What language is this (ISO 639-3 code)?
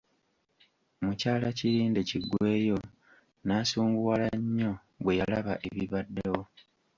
lug